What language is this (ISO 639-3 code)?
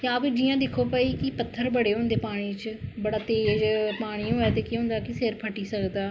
doi